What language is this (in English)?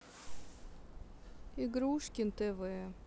Russian